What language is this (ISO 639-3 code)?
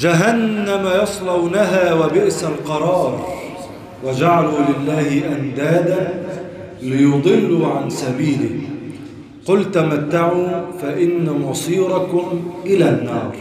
ara